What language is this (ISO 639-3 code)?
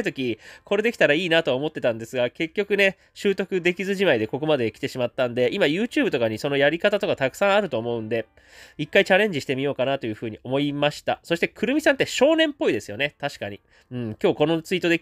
jpn